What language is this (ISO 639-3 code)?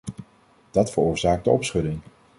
nld